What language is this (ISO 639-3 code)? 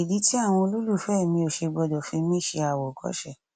yor